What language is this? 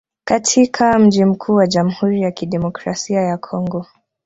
Swahili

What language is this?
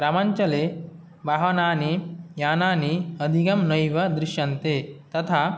Sanskrit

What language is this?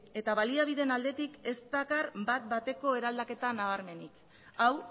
Basque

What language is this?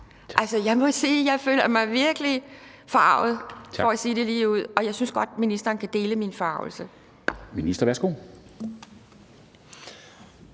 Danish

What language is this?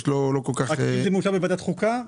Hebrew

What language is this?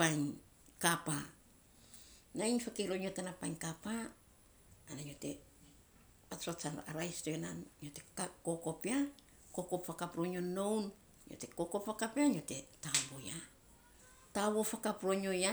Saposa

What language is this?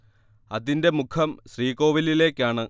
Malayalam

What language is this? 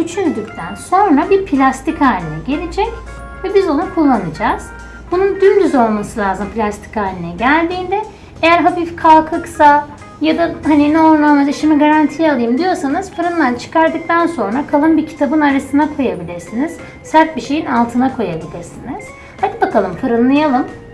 Turkish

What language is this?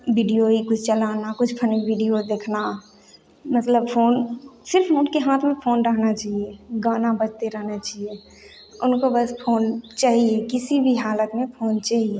Hindi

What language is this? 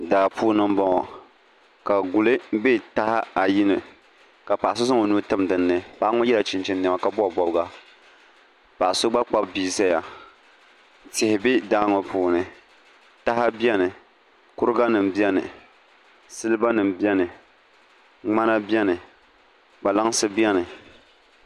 Dagbani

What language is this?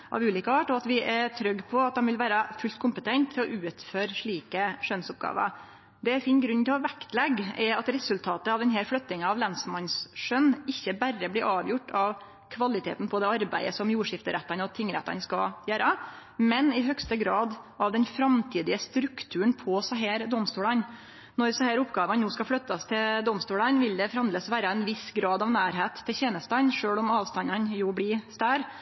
Norwegian Nynorsk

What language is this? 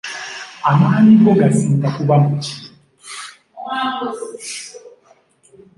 Ganda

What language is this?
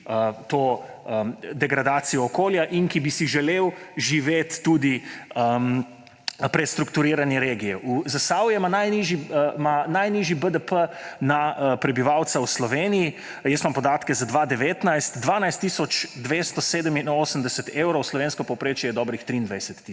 Slovenian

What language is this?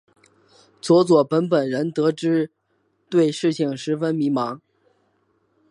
Chinese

